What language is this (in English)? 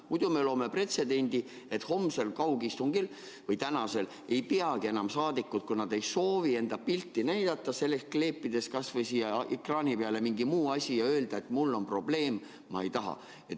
Estonian